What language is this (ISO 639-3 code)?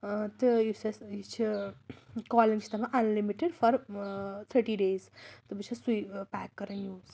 kas